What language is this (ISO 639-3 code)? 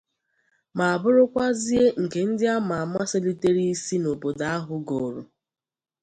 ibo